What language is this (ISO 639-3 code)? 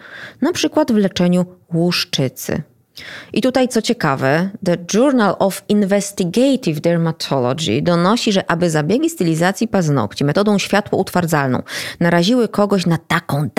pol